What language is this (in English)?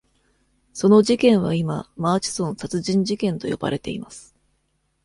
Japanese